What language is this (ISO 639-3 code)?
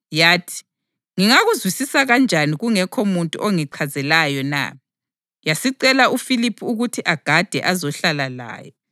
nde